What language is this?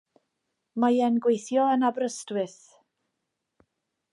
Welsh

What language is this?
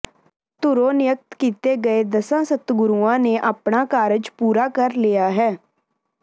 Punjabi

